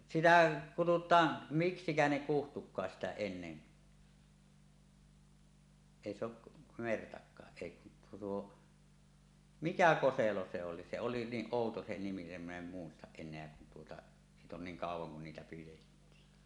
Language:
Finnish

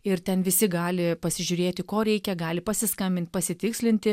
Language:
Lithuanian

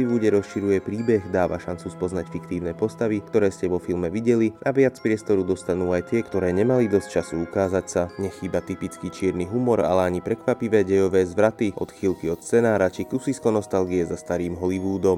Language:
Slovak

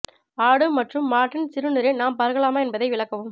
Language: Tamil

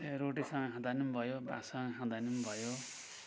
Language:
Nepali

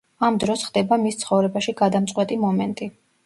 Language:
Georgian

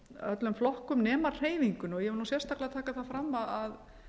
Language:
Icelandic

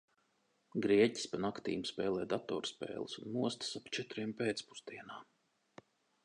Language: Latvian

